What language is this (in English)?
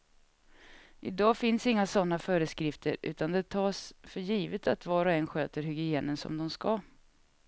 Swedish